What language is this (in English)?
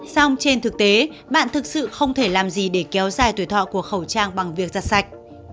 Vietnamese